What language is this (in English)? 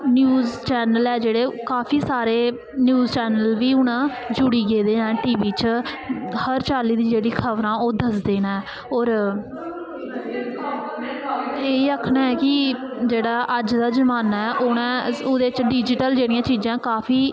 Dogri